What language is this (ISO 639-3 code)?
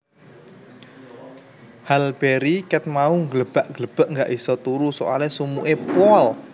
jav